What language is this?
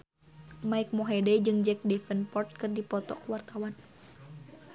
Sundanese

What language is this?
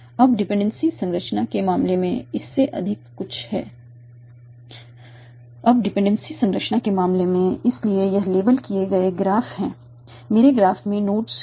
Hindi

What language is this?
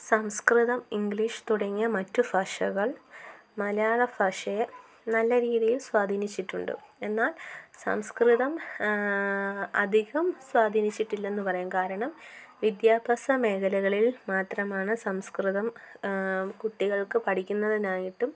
Malayalam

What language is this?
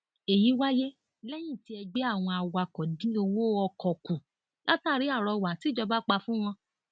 Yoruba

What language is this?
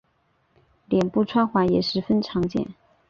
Chinese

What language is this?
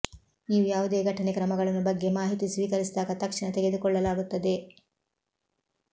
Kannada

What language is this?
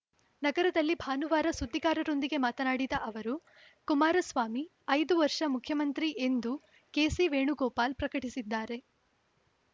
Kannada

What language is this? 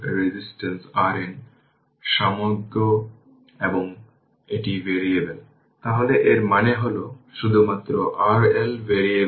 Bangla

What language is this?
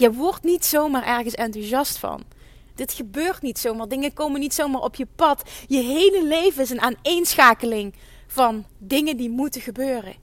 Dutch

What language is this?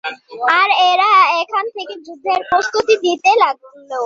Bangla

